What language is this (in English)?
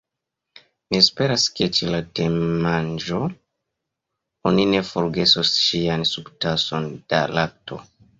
Esperanto